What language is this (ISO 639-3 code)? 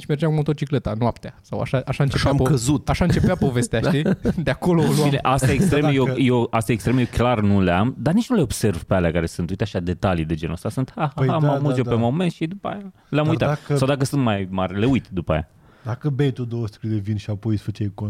ron